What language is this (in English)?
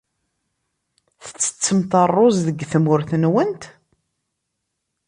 Kabyle